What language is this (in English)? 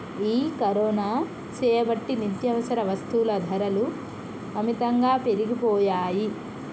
Telugu